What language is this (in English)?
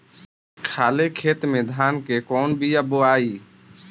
Bhojpuri